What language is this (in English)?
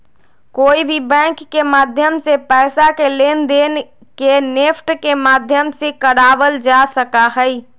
Magahi